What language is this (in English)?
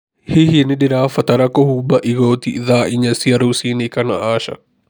Kikuyu